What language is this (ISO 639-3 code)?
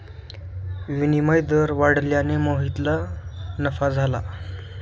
mar